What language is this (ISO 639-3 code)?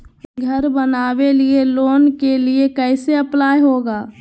mag